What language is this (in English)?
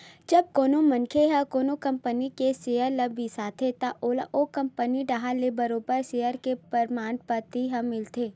Chhattisgarhi